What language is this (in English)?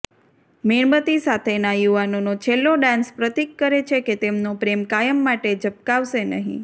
Gujarati